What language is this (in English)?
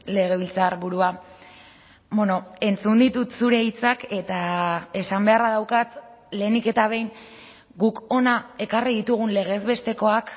Basque